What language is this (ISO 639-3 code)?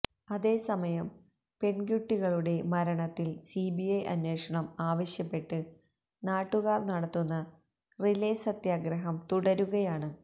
mal